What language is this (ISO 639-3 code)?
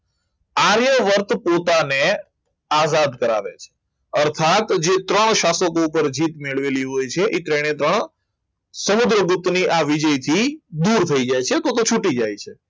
guj